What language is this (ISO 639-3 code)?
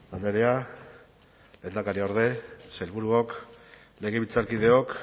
eus